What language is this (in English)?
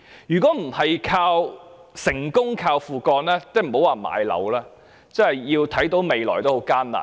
Cantonese